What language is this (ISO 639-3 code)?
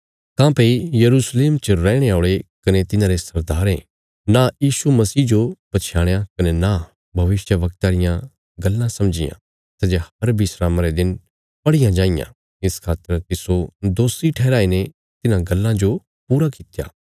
kfs